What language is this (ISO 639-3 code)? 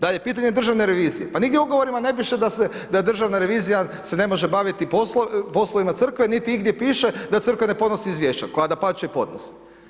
hrv